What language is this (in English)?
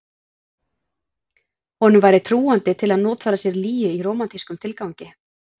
Icelandic